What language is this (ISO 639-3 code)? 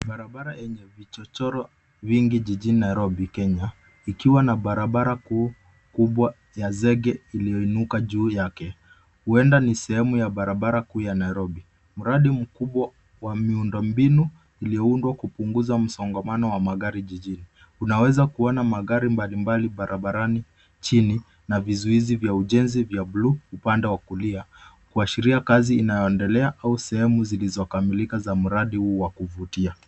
swa